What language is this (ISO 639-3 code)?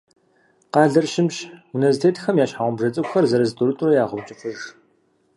kbd